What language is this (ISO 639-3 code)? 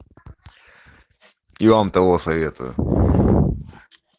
rus